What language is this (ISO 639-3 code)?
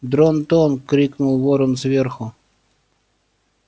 rus